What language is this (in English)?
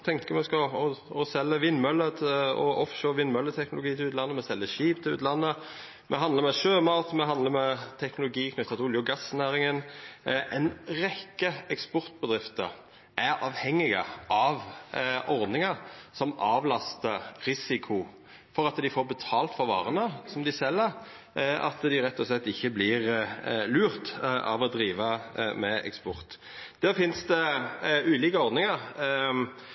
Norwegian Nynorsk